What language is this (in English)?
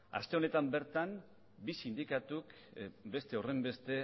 Basque